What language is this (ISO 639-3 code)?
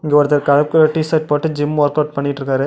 tam